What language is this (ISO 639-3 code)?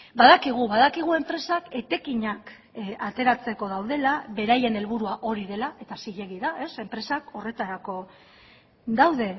eus